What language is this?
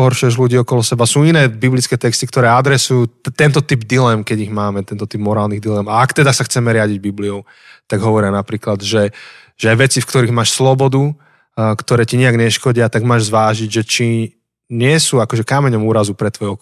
Slovak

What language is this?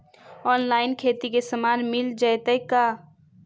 Magahi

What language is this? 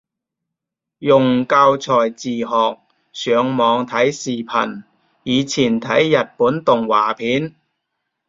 Cantonese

